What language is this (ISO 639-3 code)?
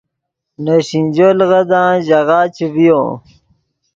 ydg